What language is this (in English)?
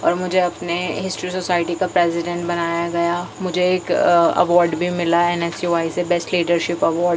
Urdu